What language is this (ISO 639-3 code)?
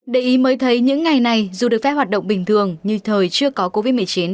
vie